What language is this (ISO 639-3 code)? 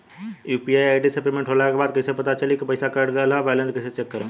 bho